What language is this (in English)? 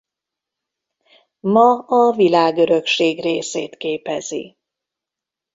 Hungarian